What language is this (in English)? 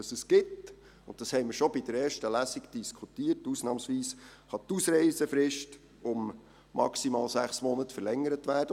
Swiss German